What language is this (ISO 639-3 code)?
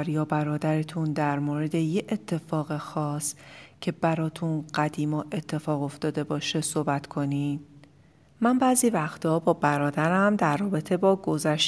fas